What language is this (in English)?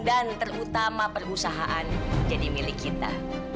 Indonesian